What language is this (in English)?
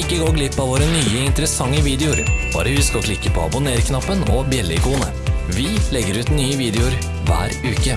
Norwegian